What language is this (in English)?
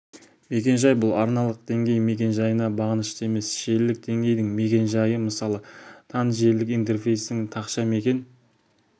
Kazakh